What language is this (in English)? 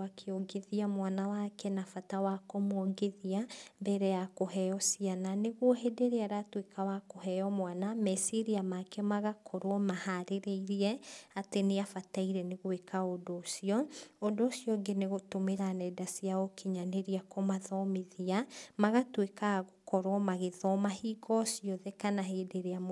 Kikuyu